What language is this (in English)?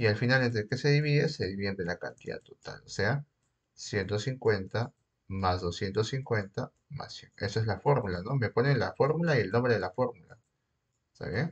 Spanish